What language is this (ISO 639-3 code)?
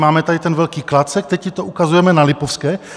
ces